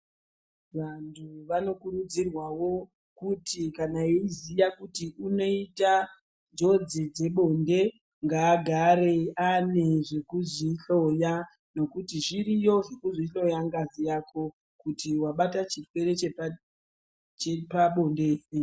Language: Ndau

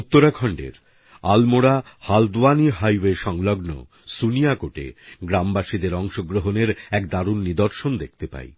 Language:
Bangla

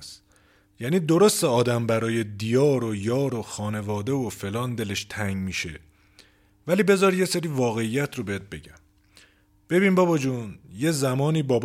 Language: Persian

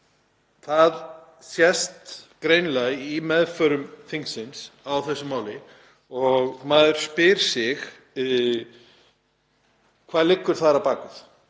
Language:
Icelandic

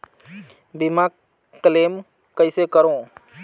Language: Chhattisgarhi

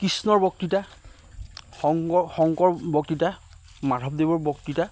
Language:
Assamese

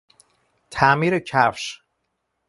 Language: Persian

